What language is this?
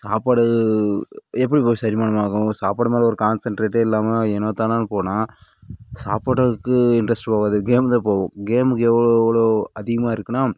Tamil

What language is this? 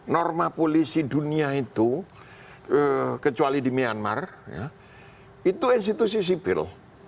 Indonesian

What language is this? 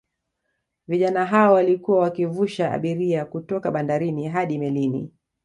Swahili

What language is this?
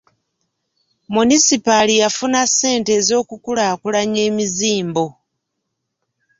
Ganda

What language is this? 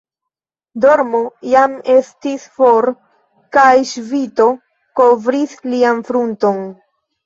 Esperanto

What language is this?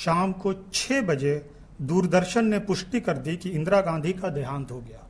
Hindi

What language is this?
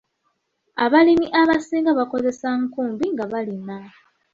Ganda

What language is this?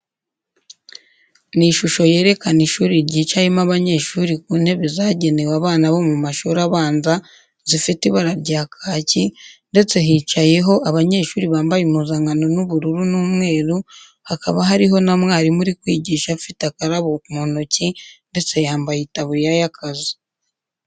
Kinyarwanda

